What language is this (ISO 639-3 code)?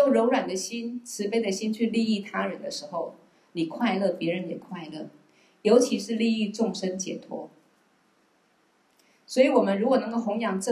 zho